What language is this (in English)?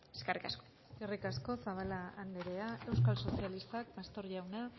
Basque